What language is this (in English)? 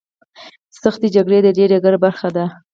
Pashto